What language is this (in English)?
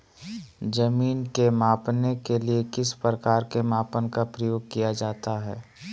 Magahi